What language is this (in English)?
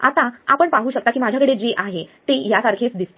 Marathi